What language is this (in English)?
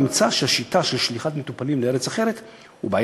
Hebrew